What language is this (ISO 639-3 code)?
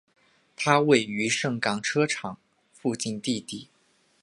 zho